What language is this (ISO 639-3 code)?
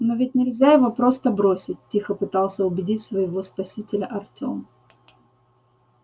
rus